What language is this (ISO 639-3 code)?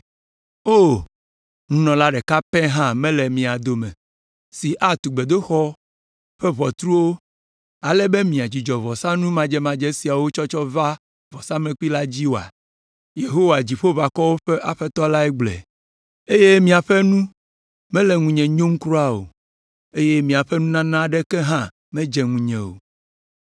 ewe